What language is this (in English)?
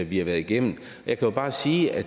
Danish